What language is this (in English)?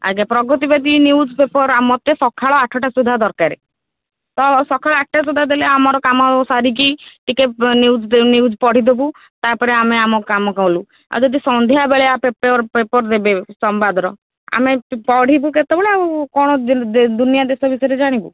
Odia